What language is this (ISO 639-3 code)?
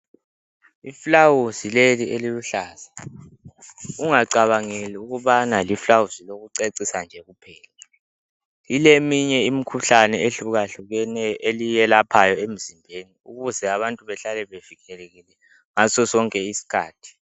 nde